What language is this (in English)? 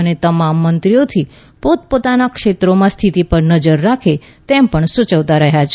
Gujarati